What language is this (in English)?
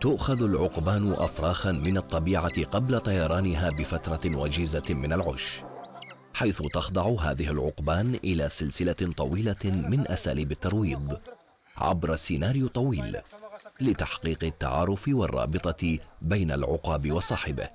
Arabic